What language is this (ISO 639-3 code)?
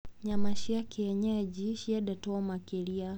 kik